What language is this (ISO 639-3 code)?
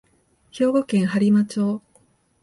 jpn